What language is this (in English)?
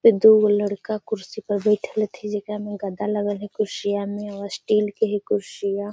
Magahi